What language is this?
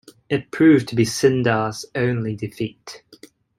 English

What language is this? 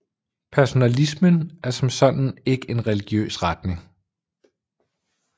Danish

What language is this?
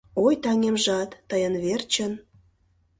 Mari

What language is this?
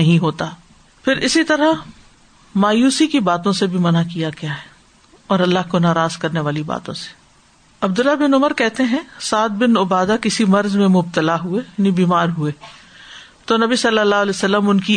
Urdu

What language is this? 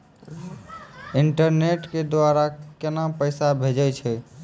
Maithili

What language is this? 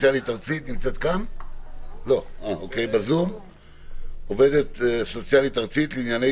Hebrew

